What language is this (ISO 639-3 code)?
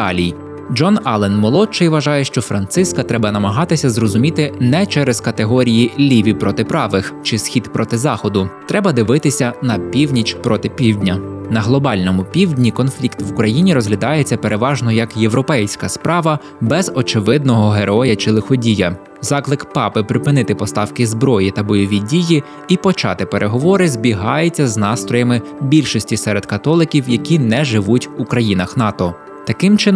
ukr